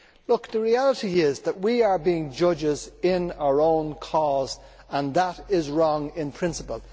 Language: English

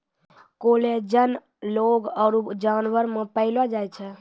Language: Maithili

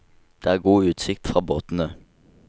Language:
Norwegian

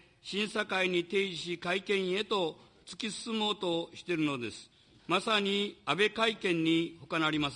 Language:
Japanese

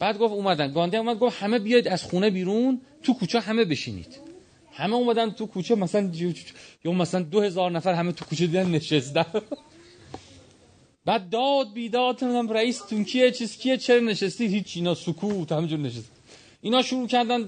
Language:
Persian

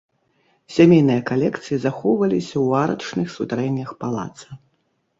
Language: Belarusian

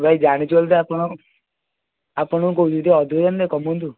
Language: Odia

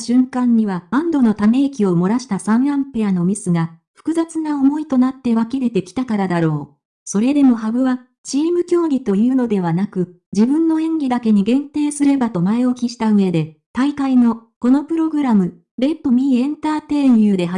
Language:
Japanese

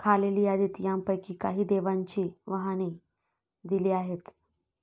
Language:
Marathi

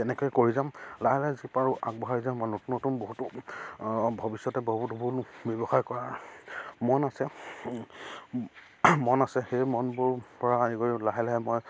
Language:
Assamese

